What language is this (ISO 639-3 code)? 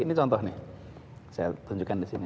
ind